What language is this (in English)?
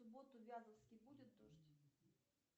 Russian